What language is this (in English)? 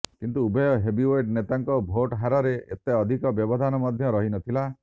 Odia